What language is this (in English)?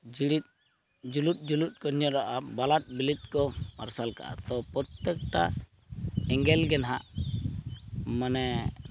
Santali